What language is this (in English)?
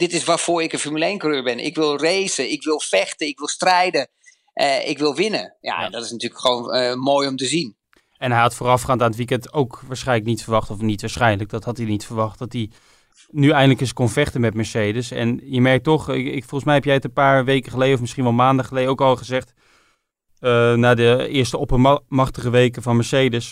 Dutch